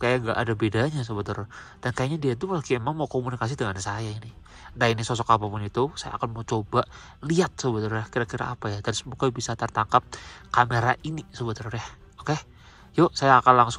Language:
Indonesian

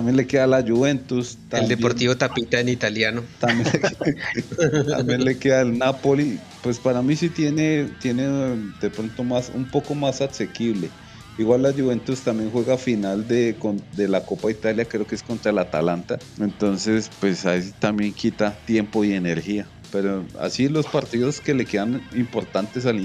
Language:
Spanish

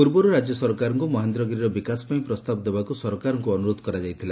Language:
Odia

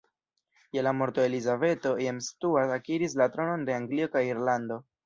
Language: Esperanto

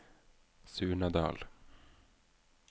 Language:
Norwegian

